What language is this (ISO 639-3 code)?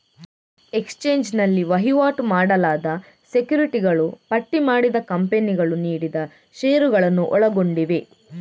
kan